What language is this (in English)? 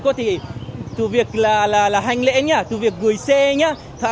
Vietnamese